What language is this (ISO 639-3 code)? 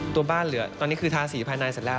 tha